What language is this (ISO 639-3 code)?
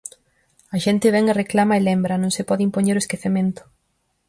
glg